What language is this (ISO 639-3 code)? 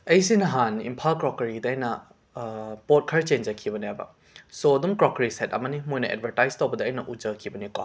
mni